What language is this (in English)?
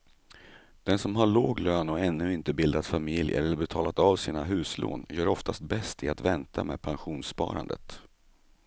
Swedish